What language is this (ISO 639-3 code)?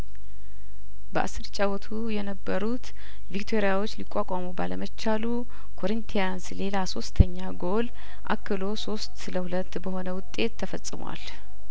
amh